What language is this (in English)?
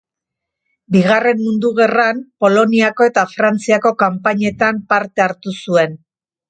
Basque